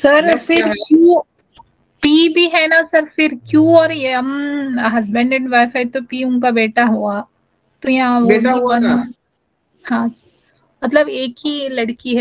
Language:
Hindi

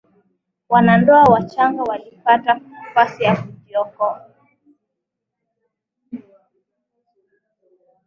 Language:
Swahili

